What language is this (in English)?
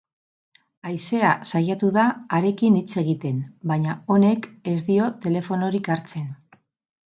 Basque